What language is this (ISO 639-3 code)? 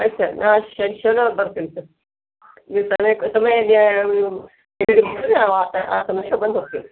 kan